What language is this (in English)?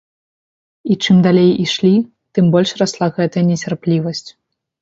Belarusian